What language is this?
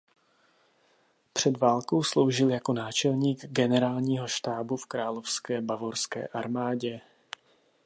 Czech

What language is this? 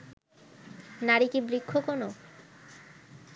Bangla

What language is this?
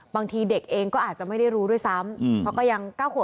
Thai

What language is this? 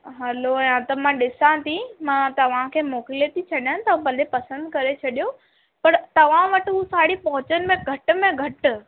Sindhi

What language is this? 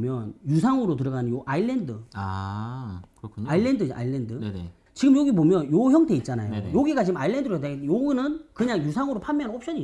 Korean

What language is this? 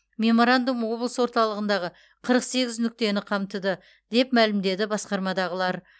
Kazakh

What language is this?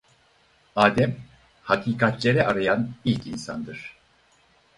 Turkish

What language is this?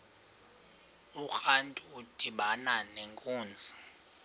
Xhosa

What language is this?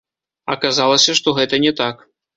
Belarusian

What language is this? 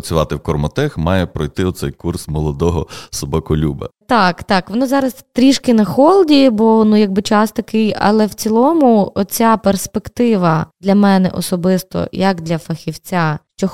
Ukrainian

